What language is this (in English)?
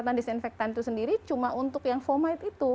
Indonesian